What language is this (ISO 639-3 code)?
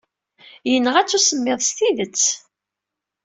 kab